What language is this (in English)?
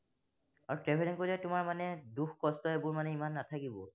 Assamese